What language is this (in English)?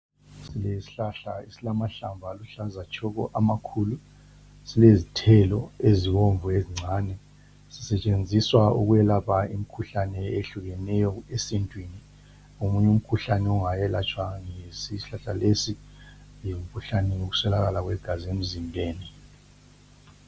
North Ndebele